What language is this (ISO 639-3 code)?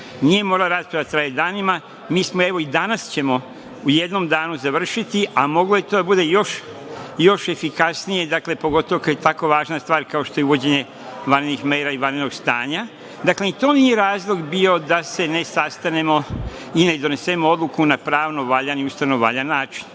srp